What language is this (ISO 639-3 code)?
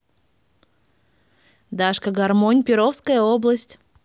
rus